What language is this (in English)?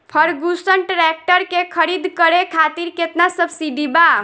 Bhojpuri